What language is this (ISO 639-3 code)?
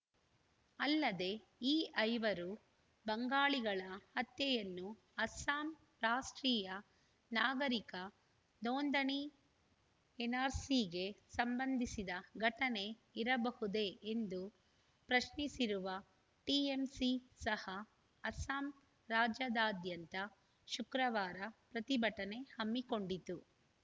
kan